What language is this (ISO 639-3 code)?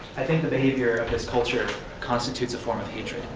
eng